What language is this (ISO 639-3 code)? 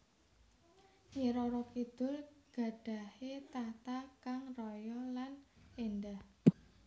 jav